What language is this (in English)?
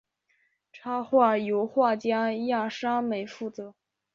Chinese